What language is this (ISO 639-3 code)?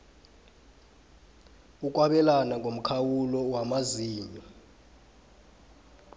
nbl